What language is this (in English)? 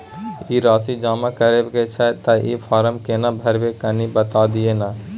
Maithili